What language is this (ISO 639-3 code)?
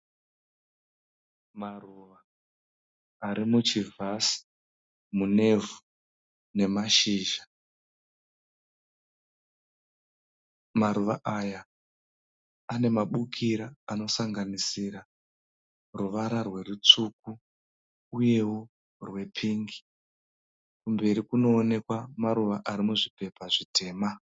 sna